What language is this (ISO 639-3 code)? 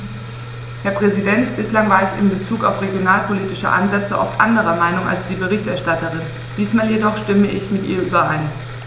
deu